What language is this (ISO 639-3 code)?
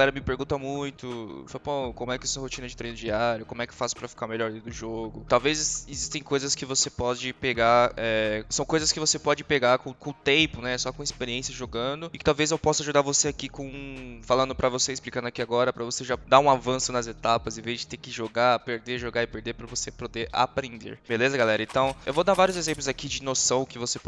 por